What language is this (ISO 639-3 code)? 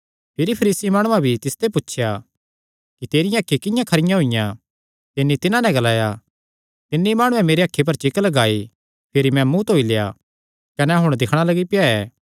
xnr